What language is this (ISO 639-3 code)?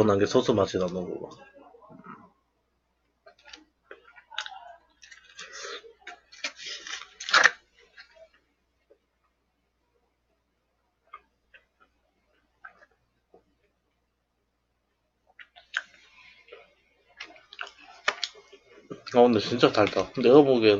kor